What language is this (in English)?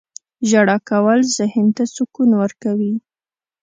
Pashto